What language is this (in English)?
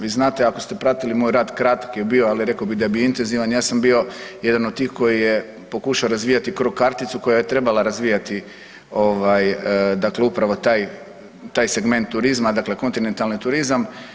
Croatian